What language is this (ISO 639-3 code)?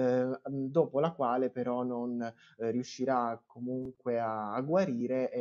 ita